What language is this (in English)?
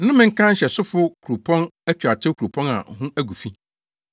Akan